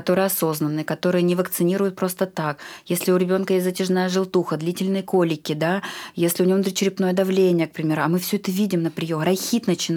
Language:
Russian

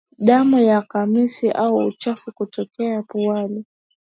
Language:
Swahili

